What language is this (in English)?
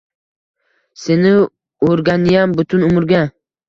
Uzbek